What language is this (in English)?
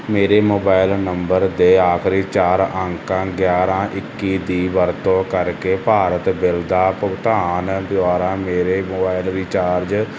Punjabi